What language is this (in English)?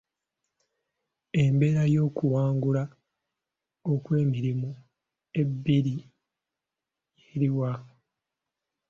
Ganda